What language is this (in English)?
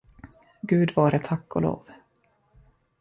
Swedish